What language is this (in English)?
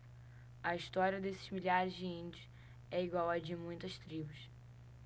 Portuguese